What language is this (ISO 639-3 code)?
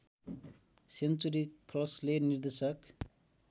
nep